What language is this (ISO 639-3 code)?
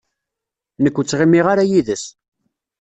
kab